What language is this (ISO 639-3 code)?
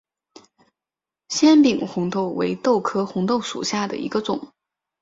zho